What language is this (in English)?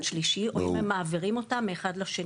Hebrew